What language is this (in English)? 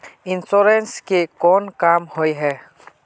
Magahi